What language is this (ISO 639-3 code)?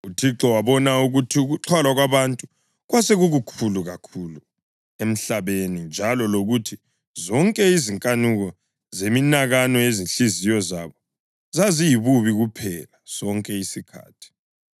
nde